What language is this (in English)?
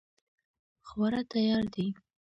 Pashto